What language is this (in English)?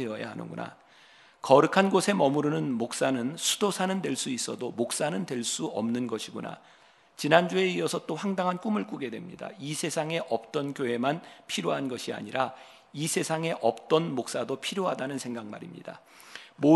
Korean